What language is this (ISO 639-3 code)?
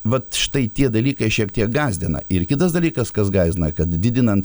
lit